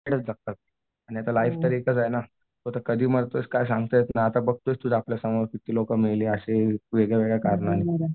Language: Marathi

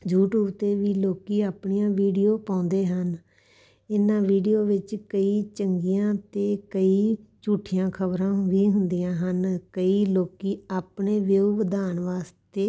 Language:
Punjabi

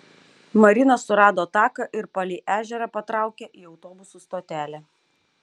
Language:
Lithuanian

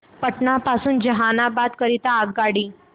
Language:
Marathi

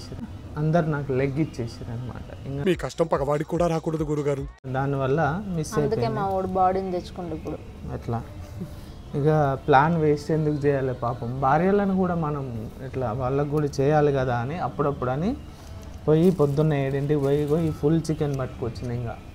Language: Telugu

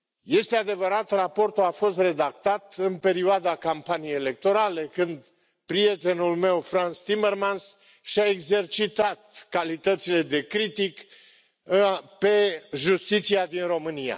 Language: Romanian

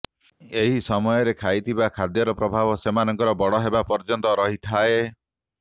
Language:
Odia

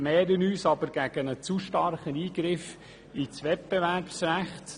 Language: Swiss German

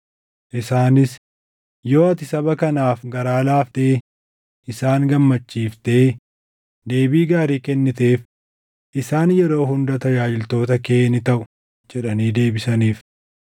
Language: Oromo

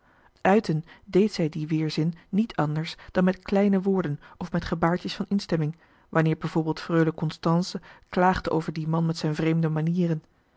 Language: Dutch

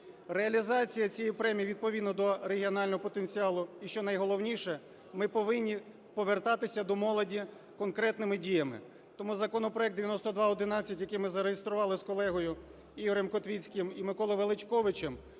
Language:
Ukrainian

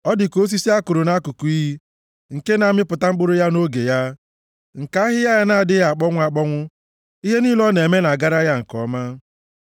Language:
Igbo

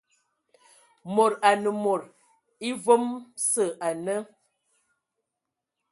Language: Ewondo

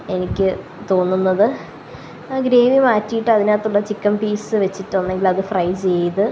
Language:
Malayalam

